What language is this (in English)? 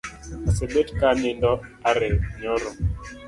Luo (Kenya and Tanzania)